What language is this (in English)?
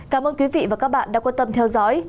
Vietnamese